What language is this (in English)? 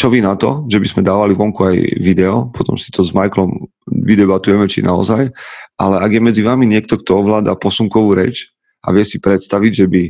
Slovak